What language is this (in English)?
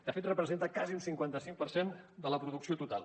Catalan